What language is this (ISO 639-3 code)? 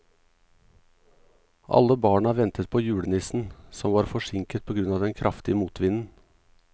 nor